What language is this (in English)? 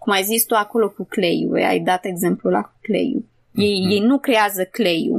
Romanian